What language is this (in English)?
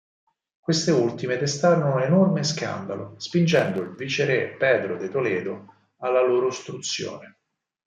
Italian